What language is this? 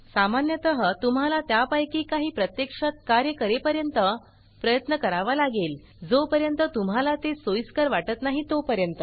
Marathi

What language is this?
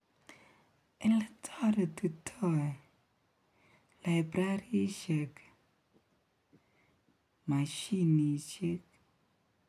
Kalenjin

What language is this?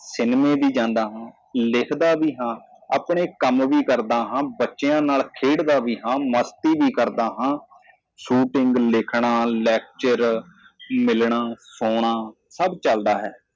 Punjabi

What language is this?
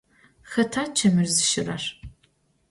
Adyghe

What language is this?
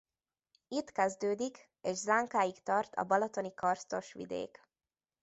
Hungarian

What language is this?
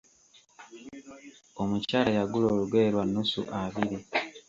Ganda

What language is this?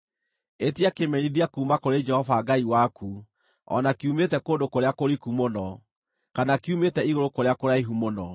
Kikuyu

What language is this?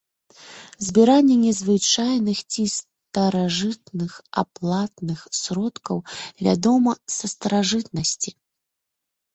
Belarusian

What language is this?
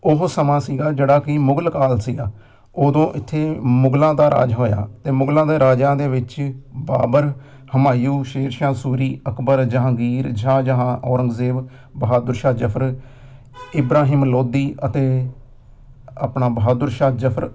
Punjabi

